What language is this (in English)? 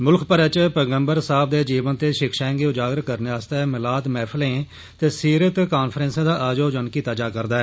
Dogri